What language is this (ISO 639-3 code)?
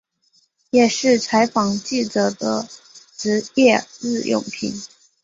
zho